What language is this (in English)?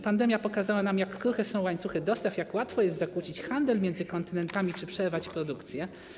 Polish